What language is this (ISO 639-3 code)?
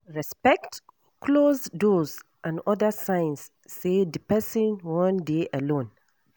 pcm